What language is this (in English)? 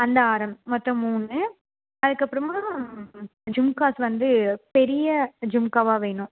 Tamil